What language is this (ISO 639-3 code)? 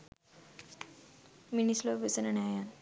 sin